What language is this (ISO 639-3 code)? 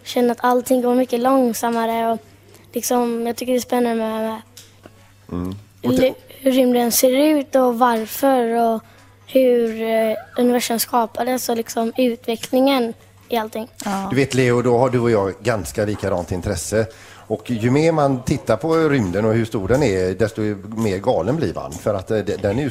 swe